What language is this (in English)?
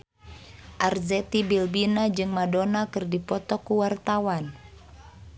Sundanese